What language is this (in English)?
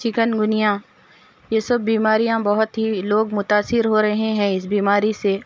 Urdu